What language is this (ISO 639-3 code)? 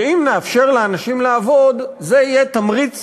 heb